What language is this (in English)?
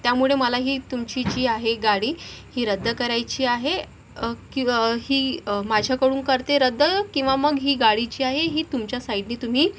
Marathi